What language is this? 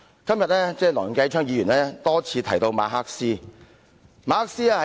Cantonese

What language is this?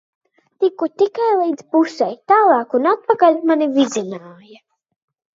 Latvian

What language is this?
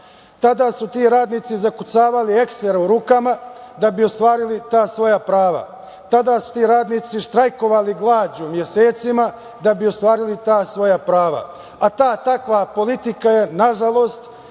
Serbian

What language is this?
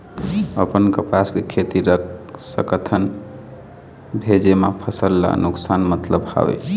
Chhattisgarhi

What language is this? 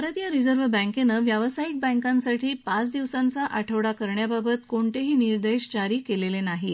Marathi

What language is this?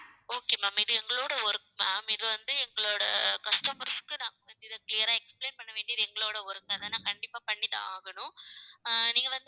Tamil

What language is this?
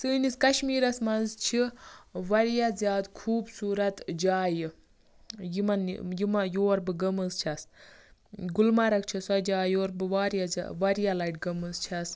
Kashmiri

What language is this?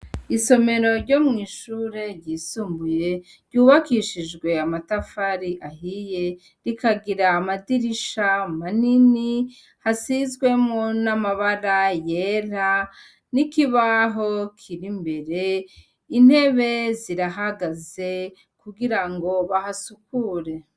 Rundi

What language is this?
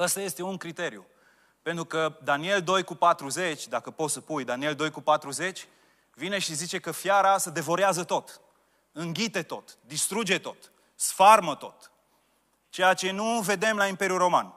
Romanian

